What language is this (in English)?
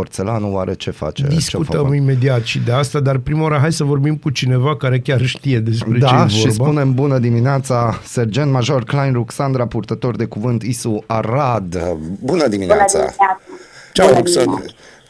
Romanian